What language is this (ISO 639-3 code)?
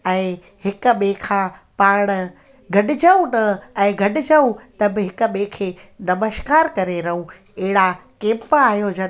snd